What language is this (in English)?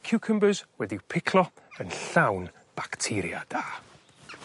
Welsh